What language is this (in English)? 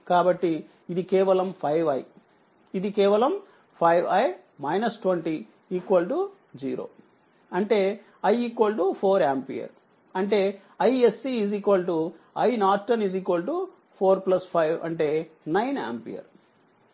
Telugu